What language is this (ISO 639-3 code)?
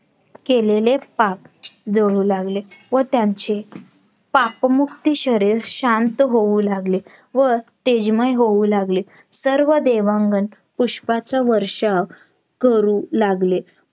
mar